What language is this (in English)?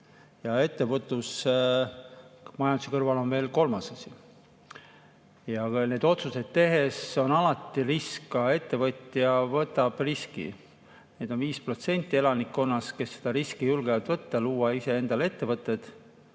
Estonian